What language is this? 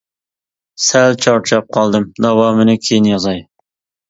Uyghur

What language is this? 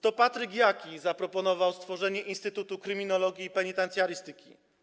Polish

